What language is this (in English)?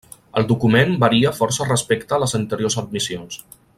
Catalan